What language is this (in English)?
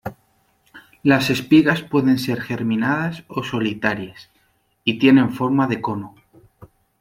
Spanish